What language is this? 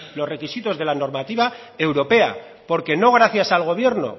Spanish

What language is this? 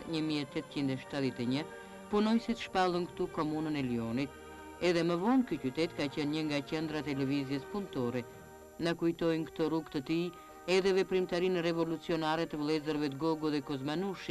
Romanian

